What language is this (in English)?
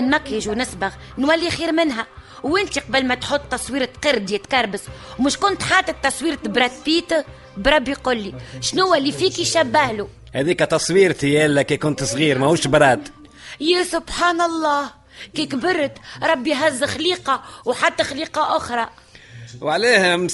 Arabic